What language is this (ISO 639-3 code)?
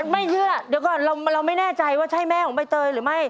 tha